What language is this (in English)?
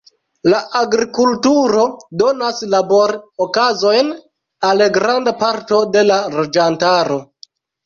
Esperanto